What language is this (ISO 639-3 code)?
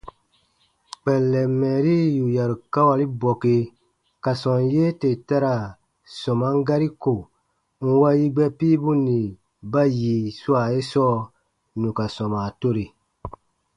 bba